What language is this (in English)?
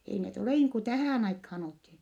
Finnish